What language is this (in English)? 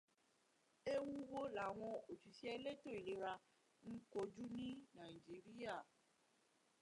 Yoruba